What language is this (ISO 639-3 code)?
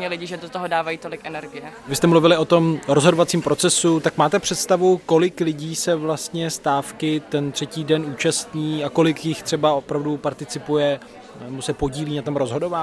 ces